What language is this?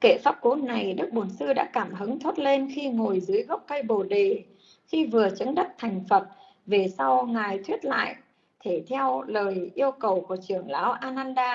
Vietnamese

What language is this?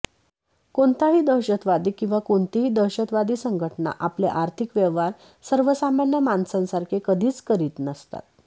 Marathi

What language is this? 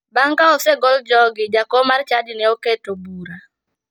Luo (Kenya and Tanzania)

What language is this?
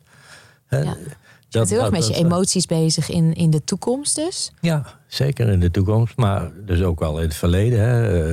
Dutch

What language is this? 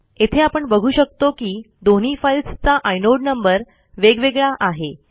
Marathi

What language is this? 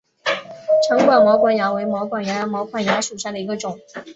Chinese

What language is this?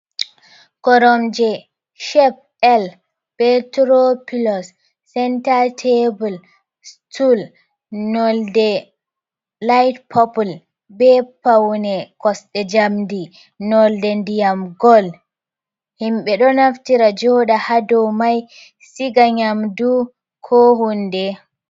Fula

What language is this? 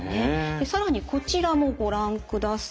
Japanese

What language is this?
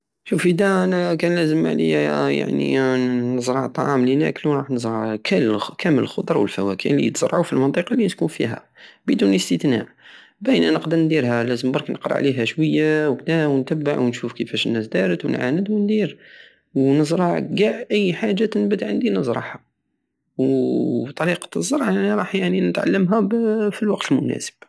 Algerian Saharan Arabic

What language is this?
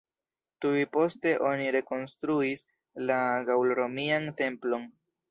Esperanto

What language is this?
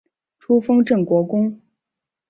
Chinese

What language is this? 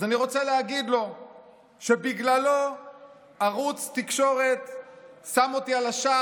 Hebrew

